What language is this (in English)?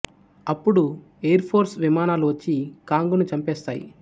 Telugu